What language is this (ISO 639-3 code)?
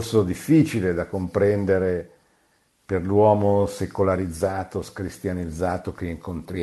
ita